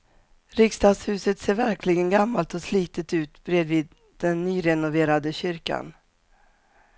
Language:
Swedish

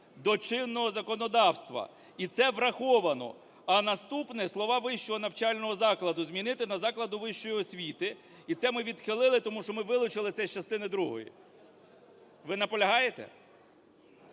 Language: Ukrainian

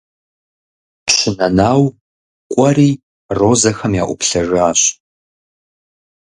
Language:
Kabardian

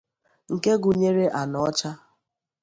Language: Igbo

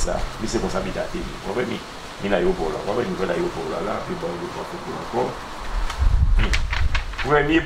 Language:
French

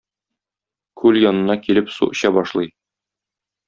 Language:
Tatar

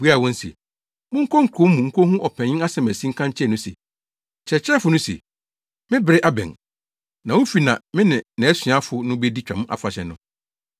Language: Akan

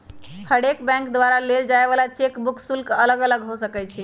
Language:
Magahi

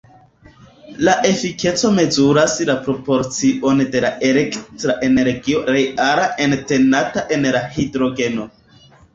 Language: Esperanto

